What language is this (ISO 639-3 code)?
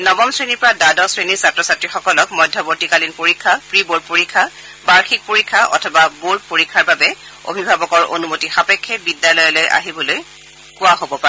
asm